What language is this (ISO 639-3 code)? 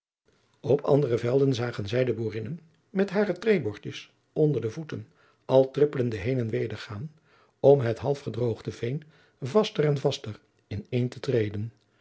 nld